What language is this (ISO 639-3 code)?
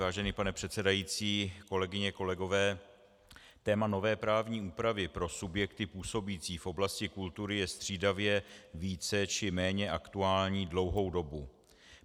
ces